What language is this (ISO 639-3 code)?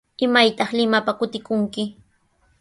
qws